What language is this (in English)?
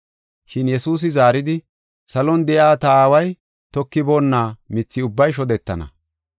Gofa